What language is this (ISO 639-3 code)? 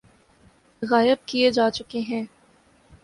urd